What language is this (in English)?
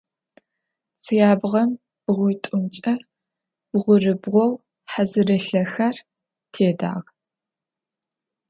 Adyghe